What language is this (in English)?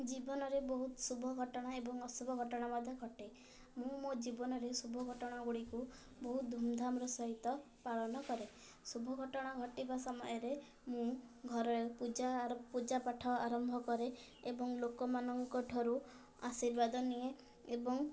Odia